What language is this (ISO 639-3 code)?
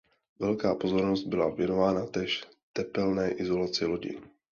ces